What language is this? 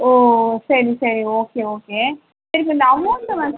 Tamil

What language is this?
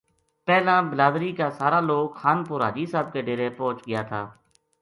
Gujari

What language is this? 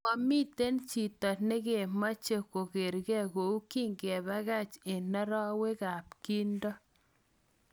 Kalenjin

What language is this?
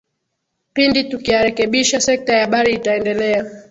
Swahili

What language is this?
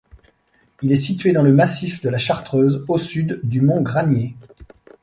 French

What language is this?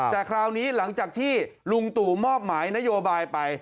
Thai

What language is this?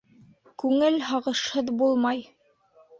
Bashkir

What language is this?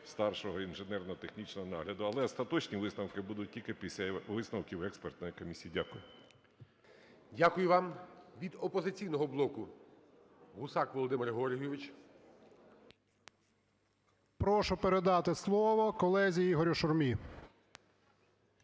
Ukrainian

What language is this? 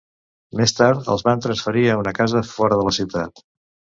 Catalan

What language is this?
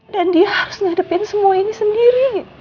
Indonesian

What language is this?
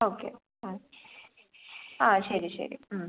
Malayalam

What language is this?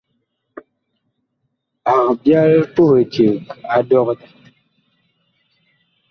Bakoko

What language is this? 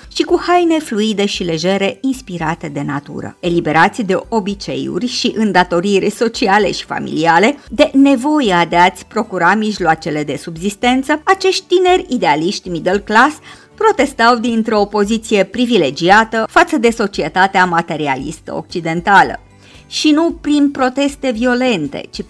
Romanian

